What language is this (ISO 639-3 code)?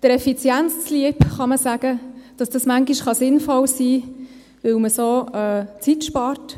gsw